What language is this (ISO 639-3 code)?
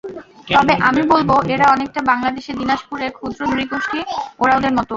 ben